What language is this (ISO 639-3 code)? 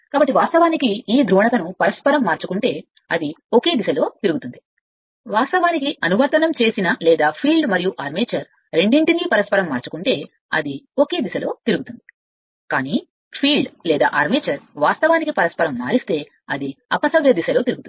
tel